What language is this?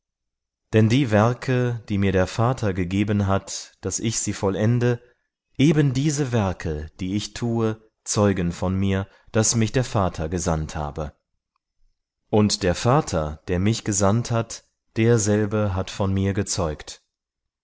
German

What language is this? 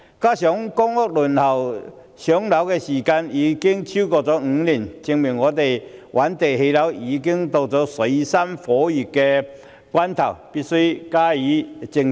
Cantonese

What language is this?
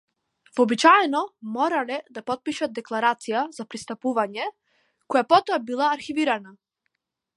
Macedonian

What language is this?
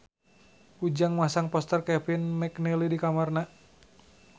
Sundanese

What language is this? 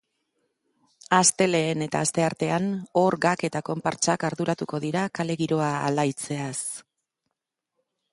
Basque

